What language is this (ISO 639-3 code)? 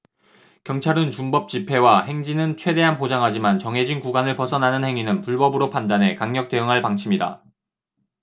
kor